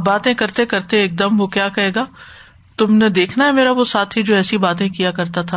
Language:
Urdu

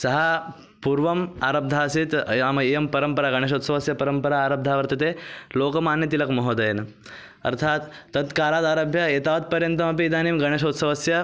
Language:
Sanskrit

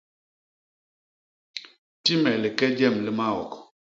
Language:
Basaa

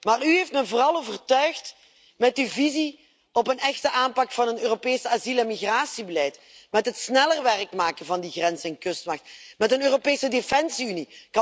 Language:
Dutch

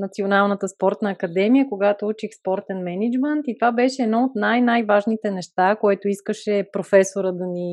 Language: Bulgarian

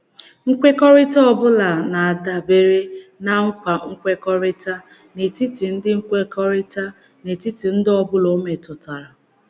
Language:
Igbo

